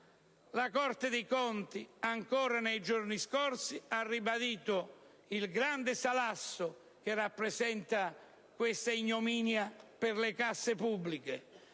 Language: Italian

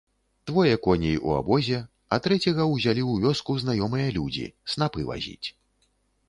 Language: Belarusian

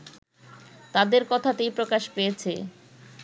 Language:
Bangla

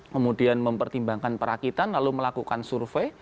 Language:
Indonesian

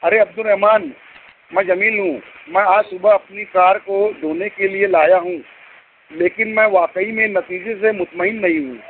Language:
Urdu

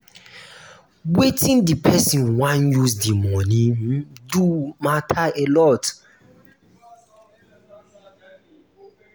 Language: Nigerian Pidgin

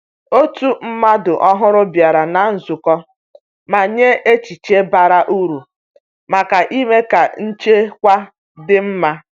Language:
Igbo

